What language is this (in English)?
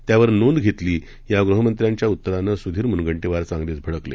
Marathi